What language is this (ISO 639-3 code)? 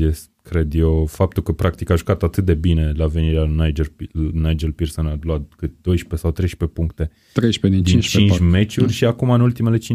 ron